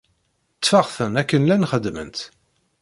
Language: Kabyle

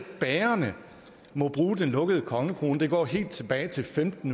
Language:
Danish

